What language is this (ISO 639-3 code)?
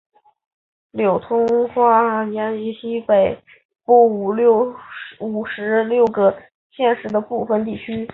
zho